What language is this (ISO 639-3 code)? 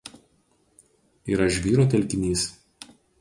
lit